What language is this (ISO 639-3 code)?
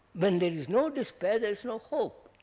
eng